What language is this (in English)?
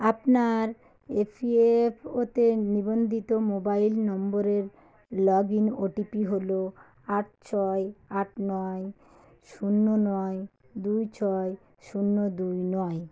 Bangla